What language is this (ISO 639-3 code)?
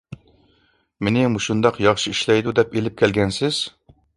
uig